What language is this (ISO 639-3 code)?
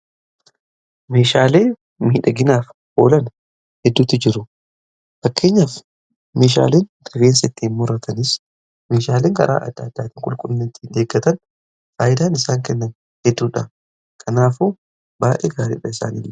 orm